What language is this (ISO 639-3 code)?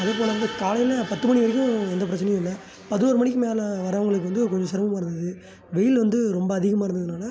tam